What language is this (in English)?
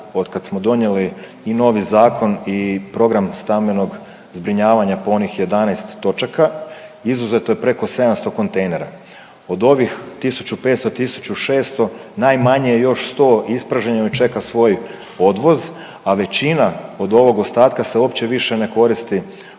Croatian